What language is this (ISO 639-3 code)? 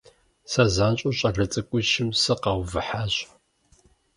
kbd